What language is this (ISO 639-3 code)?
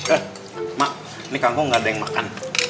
ind